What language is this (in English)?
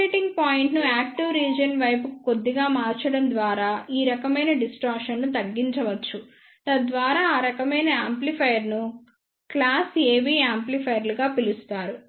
Telugu